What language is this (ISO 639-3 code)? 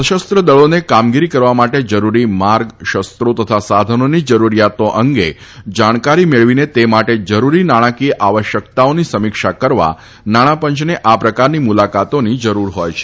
guj